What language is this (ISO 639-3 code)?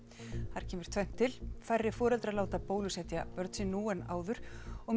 isl